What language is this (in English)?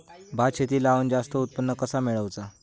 Marathi